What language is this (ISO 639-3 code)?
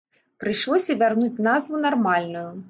bel